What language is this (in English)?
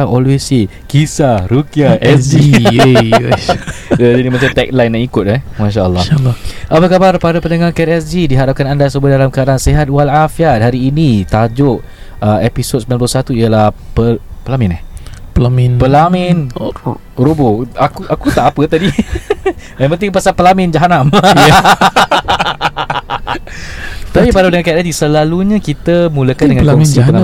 Malay